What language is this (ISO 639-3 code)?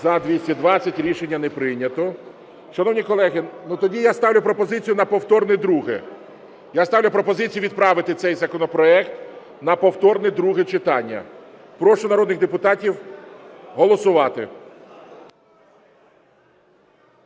ukr